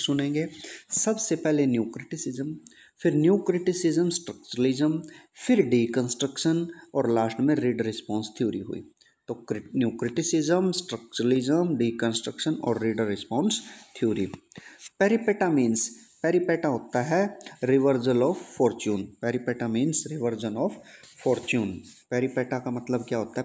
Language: Hindi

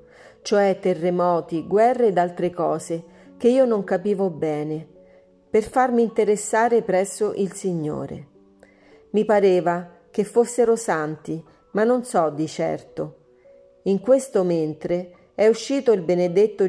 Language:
Italian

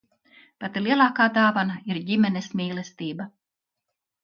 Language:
Latvian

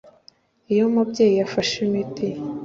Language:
Kinyarwanda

